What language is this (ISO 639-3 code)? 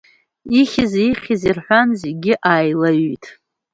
abk